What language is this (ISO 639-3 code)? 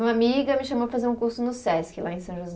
por